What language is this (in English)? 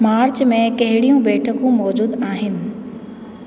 Sindhi